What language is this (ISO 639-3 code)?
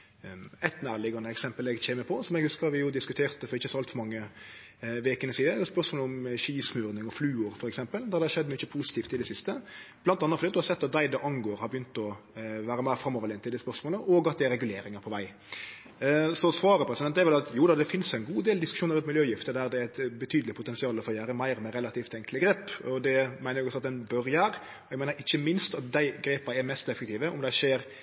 nno